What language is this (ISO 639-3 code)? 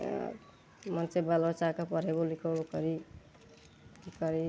mai